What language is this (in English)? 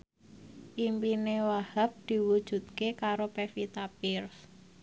Javanese